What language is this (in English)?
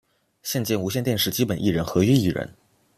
Chinese